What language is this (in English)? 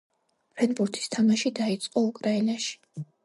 Georgian